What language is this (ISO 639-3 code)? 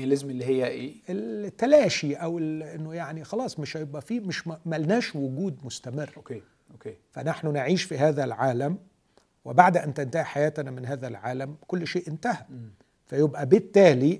ara